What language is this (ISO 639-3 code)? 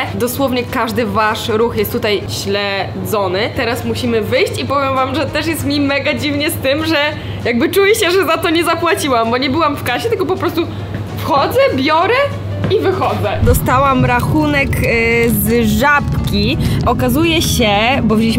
pol